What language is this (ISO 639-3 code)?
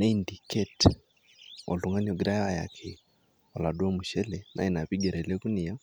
mas